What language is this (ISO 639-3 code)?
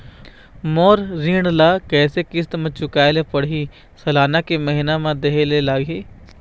hne